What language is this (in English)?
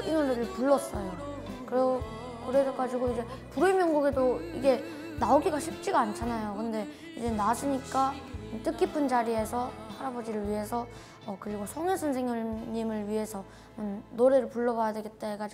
Korean